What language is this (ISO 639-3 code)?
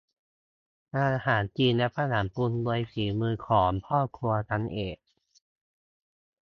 tha